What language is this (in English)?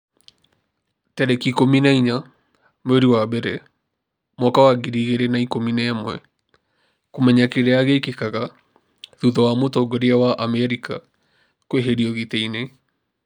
Kikuyu